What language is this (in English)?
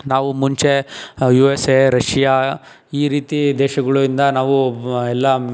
Kannada